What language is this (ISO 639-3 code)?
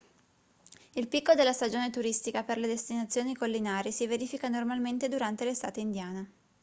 ita